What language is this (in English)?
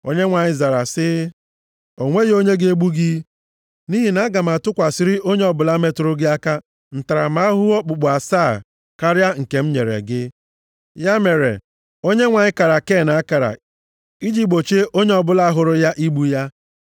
Igbo